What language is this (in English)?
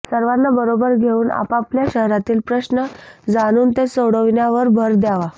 Marathi